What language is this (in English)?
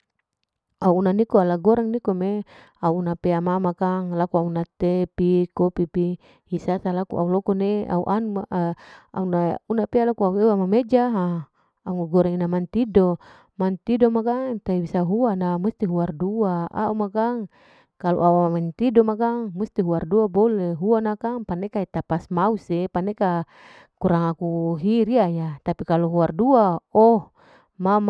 Larike-Wakasihu